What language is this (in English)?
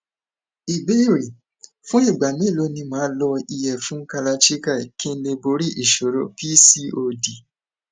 Yoruba